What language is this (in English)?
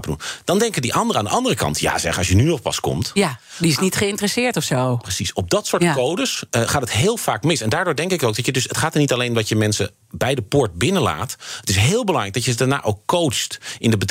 Dutch